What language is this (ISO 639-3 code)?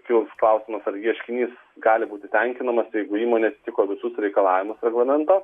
lit